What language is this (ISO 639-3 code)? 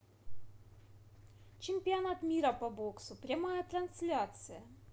rus